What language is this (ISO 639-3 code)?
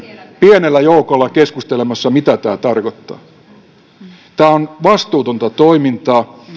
fin